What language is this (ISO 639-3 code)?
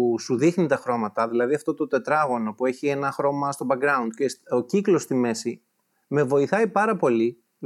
ell